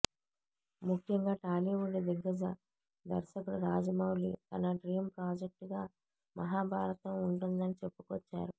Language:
Telugu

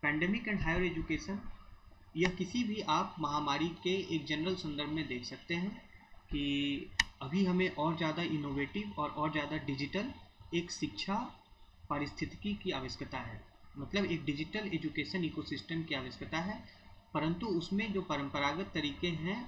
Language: Hindi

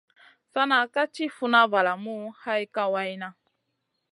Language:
Masana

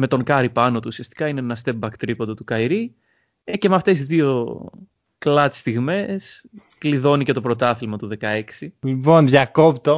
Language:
Greek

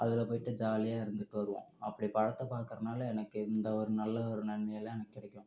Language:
Tamil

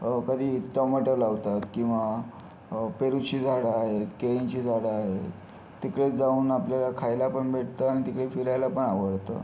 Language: Marathi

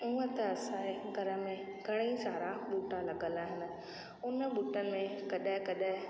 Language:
Sindhi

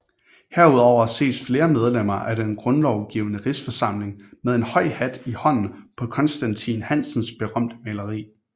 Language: Danish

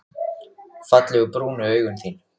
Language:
Icelandic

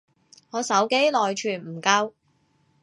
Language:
Cantonese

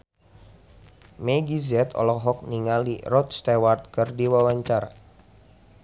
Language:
Sundanese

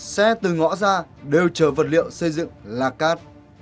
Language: Vietnamese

